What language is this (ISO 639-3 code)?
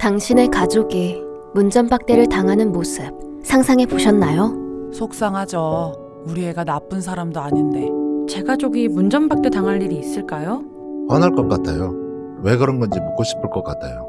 kor